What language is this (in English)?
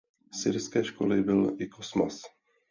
Czech